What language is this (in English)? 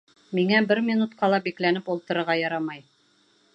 Bashkir